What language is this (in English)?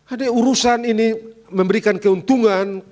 Indonesian